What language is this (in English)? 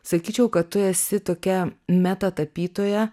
Lithuanian